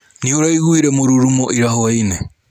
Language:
Kikuyu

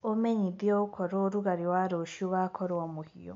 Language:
Kikuyu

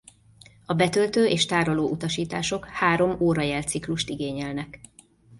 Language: Hungarian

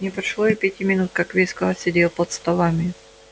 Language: Russian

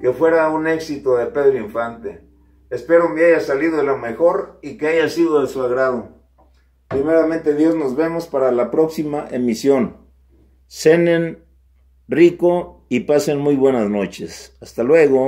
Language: Spanish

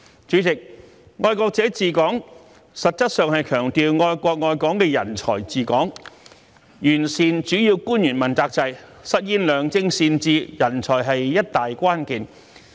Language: Cantonese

